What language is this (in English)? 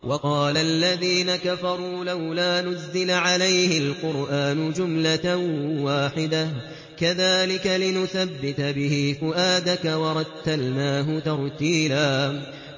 Arabic